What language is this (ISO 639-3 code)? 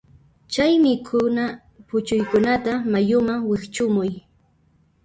qxp